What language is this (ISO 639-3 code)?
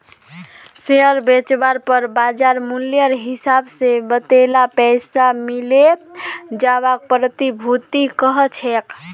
mag